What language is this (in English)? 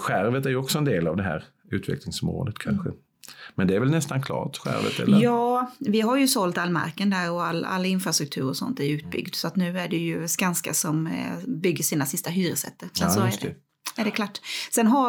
Swedish